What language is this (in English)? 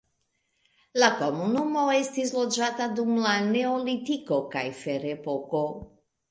Esperanto